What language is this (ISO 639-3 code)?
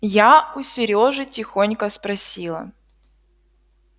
rus